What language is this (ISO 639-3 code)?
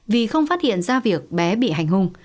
vie